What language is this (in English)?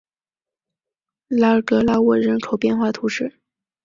Chinese